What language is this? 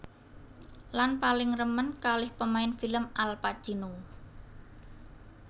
Javanese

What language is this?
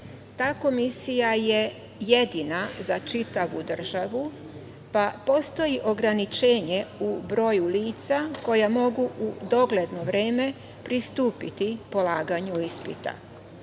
Serbian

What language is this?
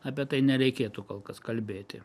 Lithuanian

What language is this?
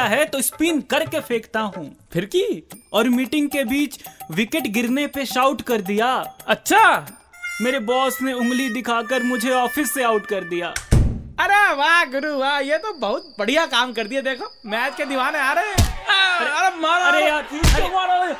Hindi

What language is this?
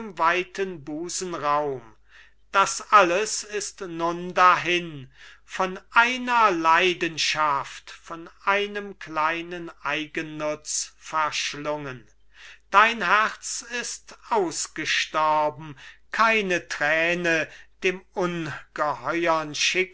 German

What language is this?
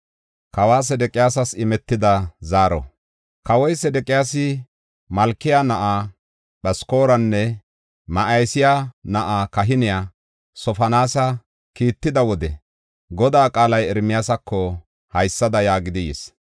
Gofa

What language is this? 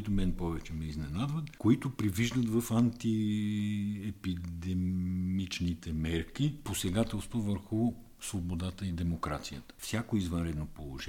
Bulgarian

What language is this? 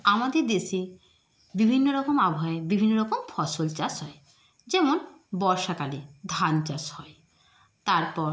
Bangla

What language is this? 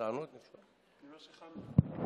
Hebrew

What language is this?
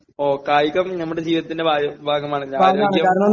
Malayalam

